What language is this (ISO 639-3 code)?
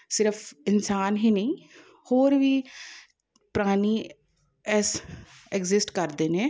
pan